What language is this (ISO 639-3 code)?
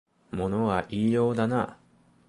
jpn